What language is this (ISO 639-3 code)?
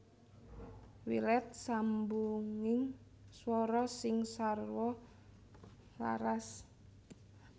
jav